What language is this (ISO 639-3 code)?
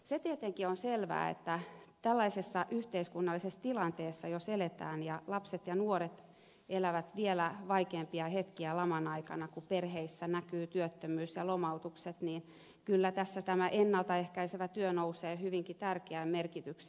fin